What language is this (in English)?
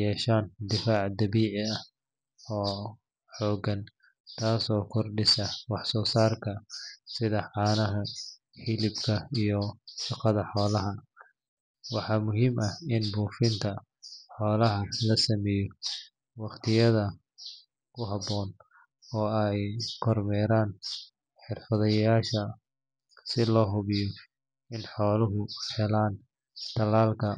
Somali